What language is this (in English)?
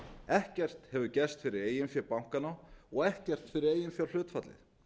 Icelandic